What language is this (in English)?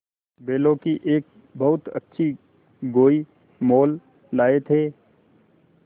Hindi